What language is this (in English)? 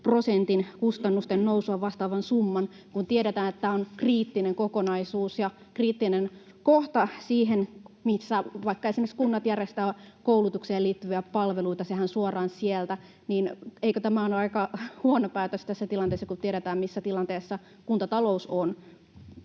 Finnish